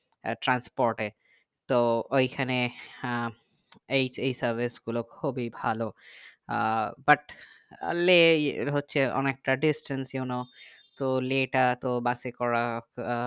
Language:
Bangla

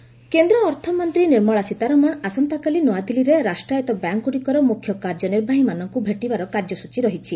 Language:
Odia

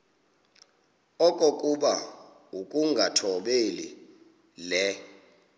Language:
Xhosa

